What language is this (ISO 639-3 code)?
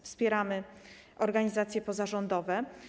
pol